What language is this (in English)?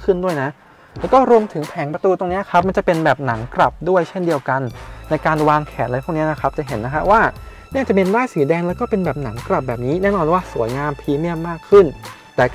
Thai